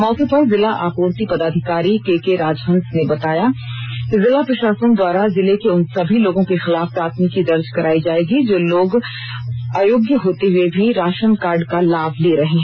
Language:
Hindi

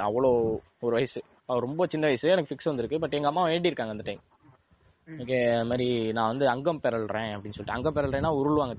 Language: Tamil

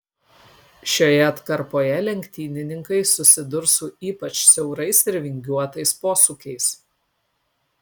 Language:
Lithuanian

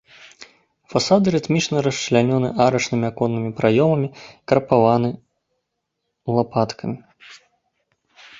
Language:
Belarusian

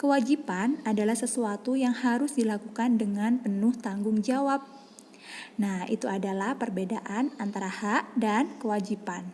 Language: Indonesian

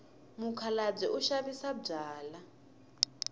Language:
Tsonga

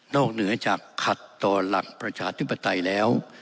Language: Thai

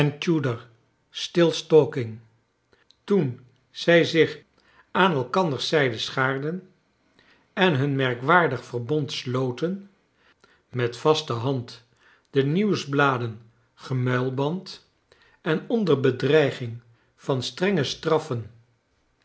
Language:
Dutch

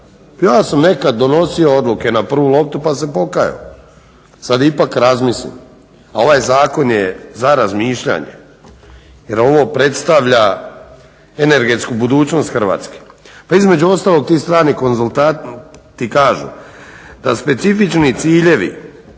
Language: Croatian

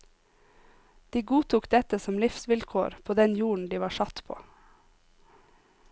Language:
Norwegian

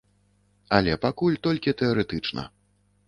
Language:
Belarusian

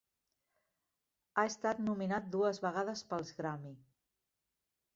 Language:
Catalan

